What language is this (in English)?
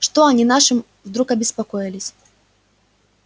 Russian